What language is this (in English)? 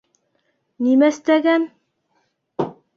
Bashkir